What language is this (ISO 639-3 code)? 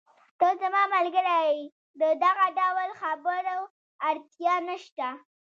pus